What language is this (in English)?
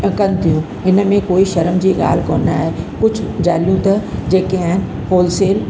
Sindhi